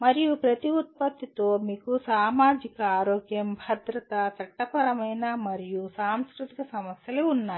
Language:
Telugu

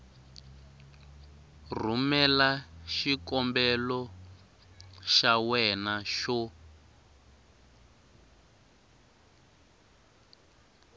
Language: Tsonga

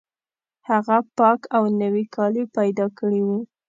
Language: Pashto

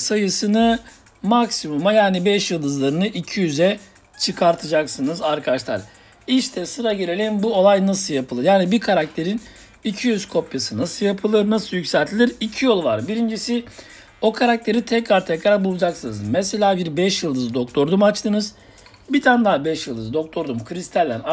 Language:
Turkish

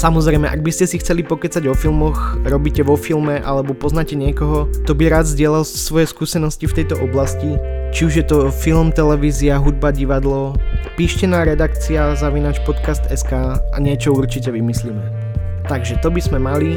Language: Slovak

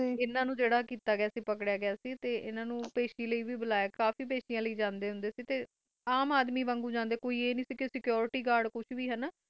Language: Punjabi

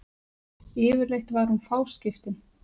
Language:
Icelandic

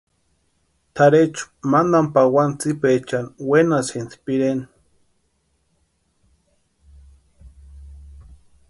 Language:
Western Highland Purepecha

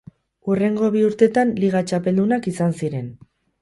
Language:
Basque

